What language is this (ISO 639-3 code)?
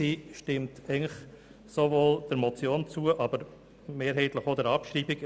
gsw